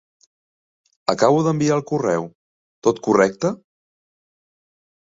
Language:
Catalan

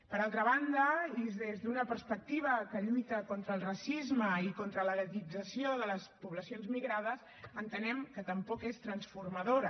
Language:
Catalan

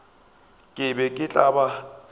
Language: Northern Sotho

